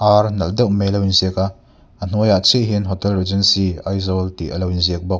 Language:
Mizo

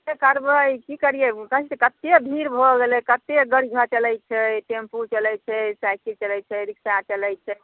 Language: Maithili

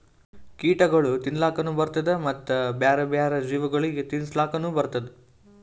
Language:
Kannada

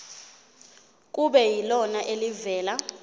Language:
Zulu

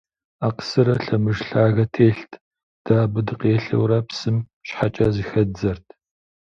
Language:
Kabardian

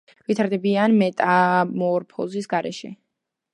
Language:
Georgian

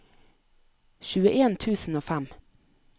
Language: Norwegian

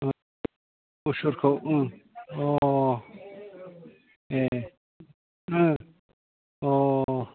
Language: Bodo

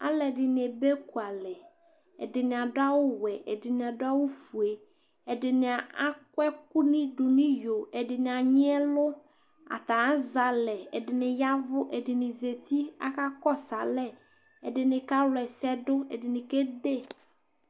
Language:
Ikposo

